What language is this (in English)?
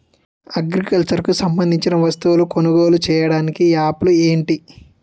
Telugu